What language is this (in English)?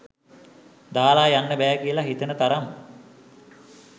Sinhala